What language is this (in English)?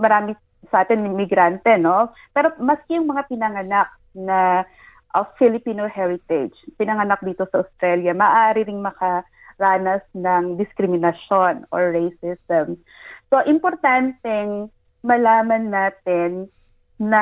Filipino